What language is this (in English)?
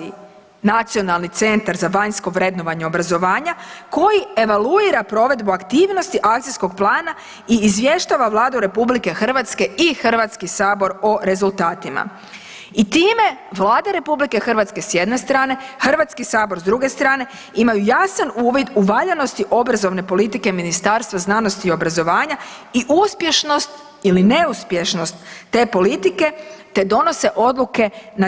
Croatian